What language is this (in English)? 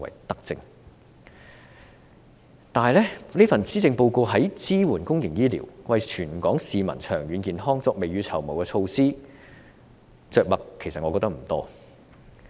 Cantonese